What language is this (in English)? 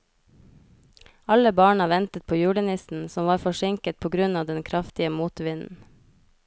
Norwegian